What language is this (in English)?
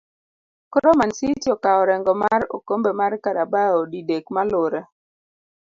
Luo (Kenya and Tanzania)